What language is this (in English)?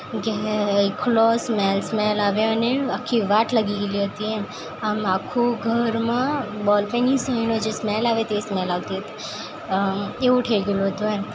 Gujarati